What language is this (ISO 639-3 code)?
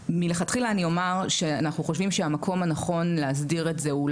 heb